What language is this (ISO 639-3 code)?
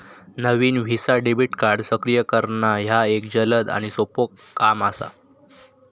mar